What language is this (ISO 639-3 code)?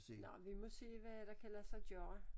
dan